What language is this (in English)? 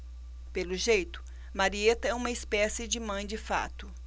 Portuguese